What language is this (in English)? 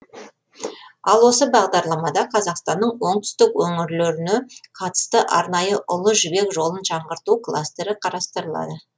Kazakh